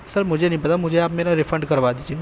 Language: Urdu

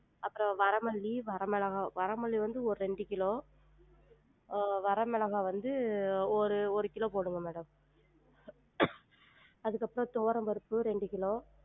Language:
Tamil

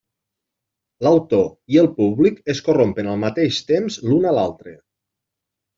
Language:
Catalan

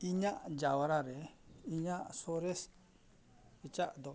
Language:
Santali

